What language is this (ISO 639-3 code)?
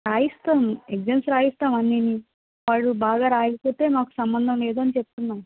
tel